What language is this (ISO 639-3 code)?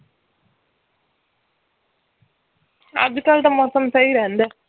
pan